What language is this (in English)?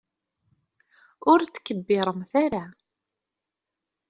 Kabyle